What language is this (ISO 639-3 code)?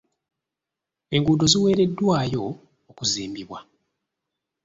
lug